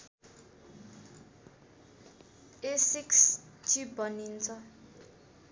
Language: Nepali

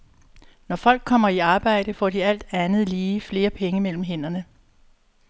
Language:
Danish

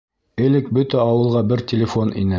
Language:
Bashkir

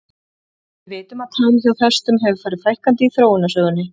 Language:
Icelandic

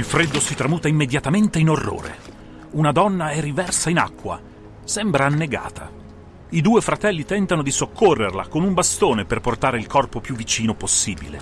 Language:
Italian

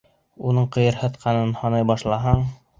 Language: Bashkir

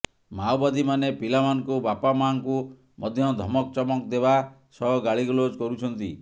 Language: Odia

